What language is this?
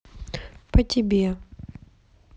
Russian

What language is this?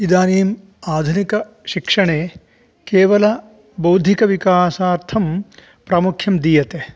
Sanskrit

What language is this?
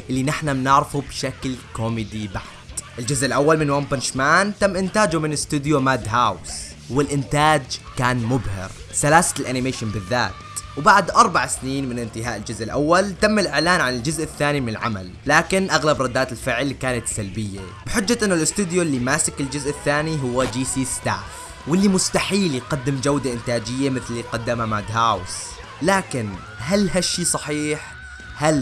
Arabic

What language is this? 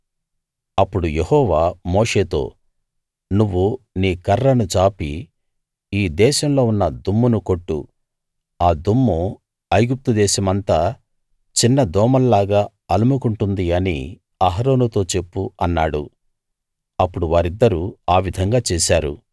Telugu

